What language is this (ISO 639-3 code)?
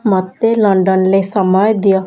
ori